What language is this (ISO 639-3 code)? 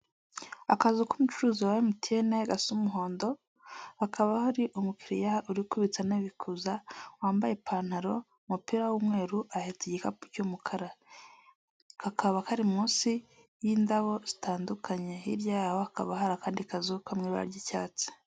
kin